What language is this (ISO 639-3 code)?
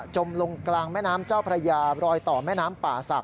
tha